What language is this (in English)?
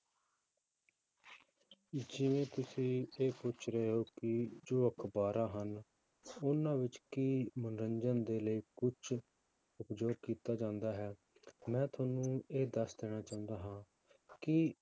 Punjabi